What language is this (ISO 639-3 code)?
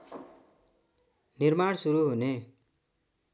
nep